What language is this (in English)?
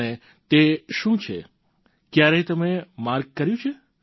Gujarati